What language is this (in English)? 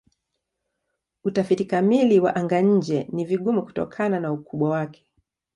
Swahili